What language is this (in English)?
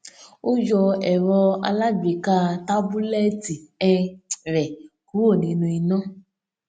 Yoruba